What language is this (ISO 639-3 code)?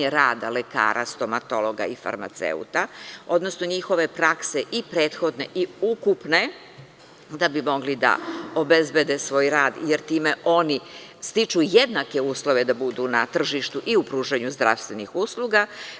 srp